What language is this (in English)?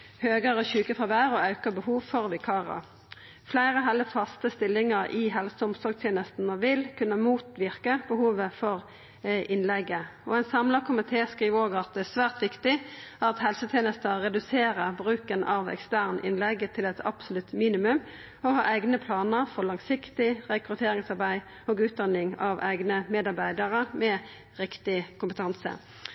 Norwegian Nynorsk